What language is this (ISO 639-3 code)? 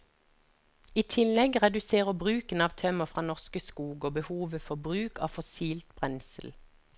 nor